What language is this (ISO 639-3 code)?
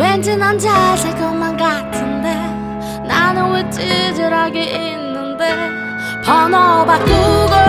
kor